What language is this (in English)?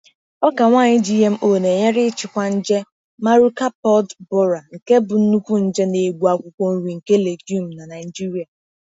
Igbo